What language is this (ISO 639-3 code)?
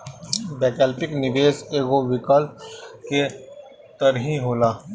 bho